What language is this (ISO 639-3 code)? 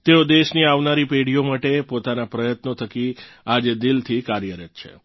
guj